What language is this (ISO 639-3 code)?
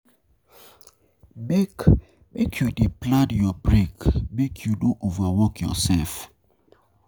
pcm